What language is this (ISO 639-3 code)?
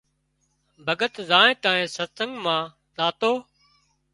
kxp